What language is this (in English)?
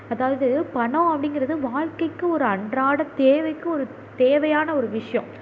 Tamil